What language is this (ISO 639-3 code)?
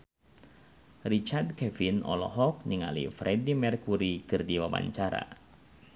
sun